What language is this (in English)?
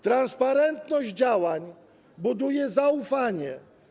Polish